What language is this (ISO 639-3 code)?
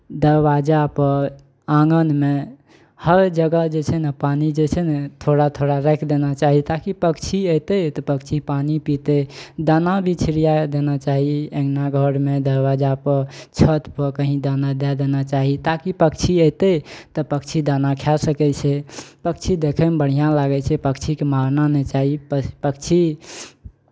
mai